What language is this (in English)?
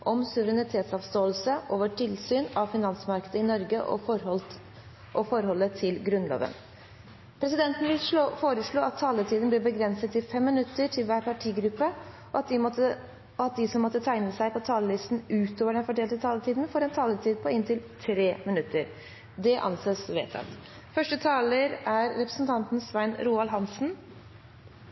Norwegian Bokmål